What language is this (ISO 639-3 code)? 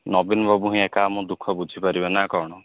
ori